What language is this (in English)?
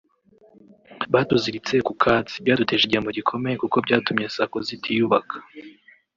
Kinyarwanda